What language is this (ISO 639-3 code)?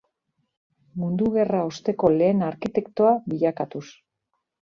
eus